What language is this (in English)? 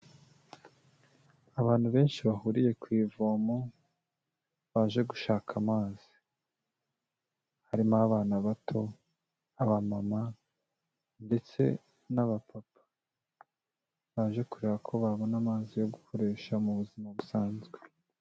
Kinyarwanda